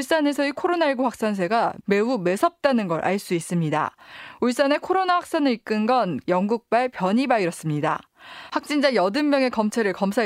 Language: Korean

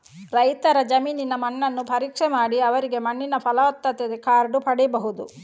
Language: Kannada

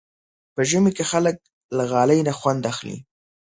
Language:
Pashto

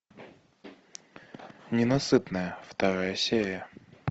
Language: Russian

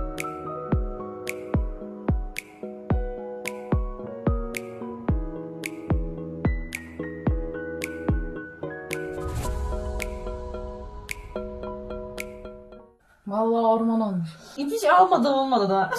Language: Turkish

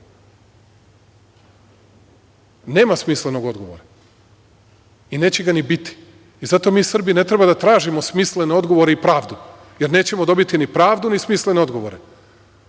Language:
Serbian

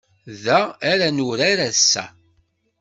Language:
Kabyle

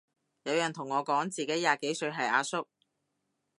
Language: Cantonese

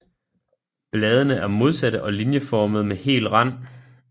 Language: Danish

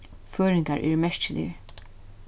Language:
Faroese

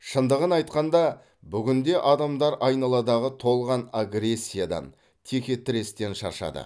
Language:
Kazakh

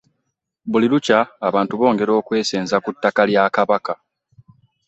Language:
Ganda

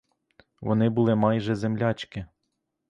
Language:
Ukrainian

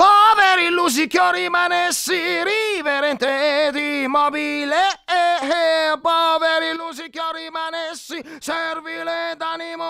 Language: Italian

